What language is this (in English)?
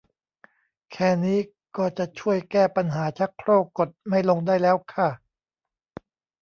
Thai